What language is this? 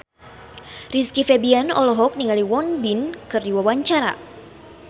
Sundanese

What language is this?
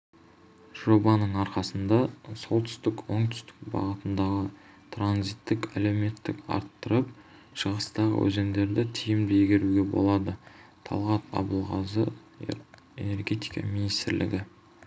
Kazakh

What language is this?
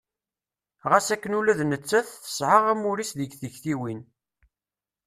Kabyle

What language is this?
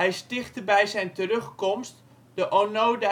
Dutch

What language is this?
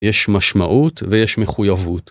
Hebrew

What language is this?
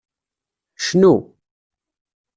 Kabyle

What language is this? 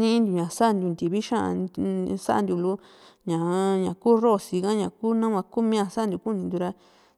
Juxtlahuaca Mixtec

